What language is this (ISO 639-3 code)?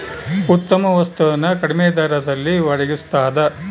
kan